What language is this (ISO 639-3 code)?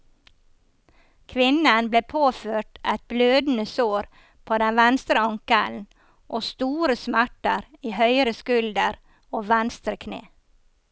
nor